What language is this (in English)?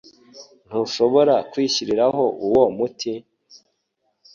Kinyarwanda